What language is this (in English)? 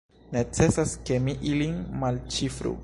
Esperanto